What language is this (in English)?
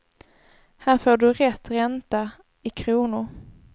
Swedish